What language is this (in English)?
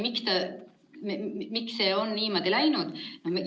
Estonian